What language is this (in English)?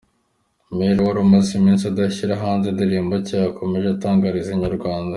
Kinyarwanda